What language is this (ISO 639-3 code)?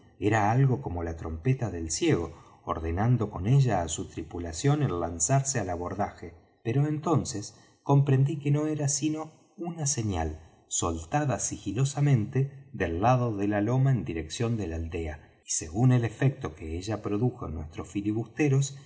spa